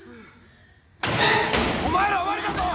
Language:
Japanese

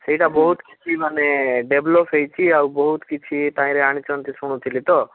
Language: Odia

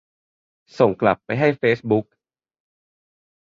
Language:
Thai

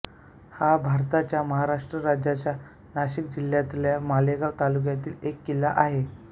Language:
Marathi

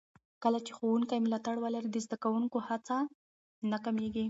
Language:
Pashto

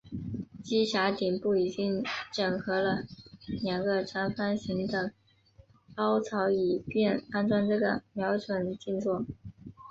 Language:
Chinese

